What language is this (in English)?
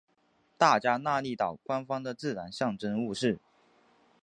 Chinese